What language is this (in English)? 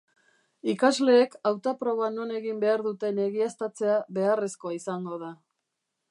Basque